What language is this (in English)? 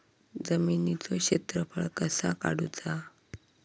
Marathi